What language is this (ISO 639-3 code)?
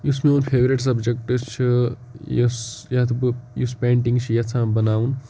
kas